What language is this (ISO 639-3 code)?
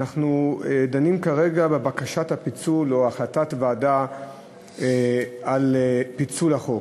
heb